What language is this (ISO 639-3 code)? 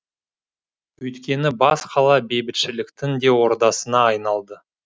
kaz